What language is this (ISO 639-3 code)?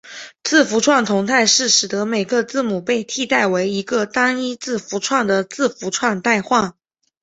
zho